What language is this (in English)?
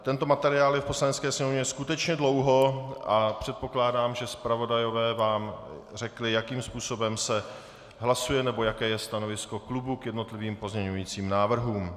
Czech